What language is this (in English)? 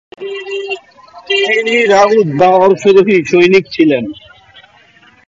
Bangla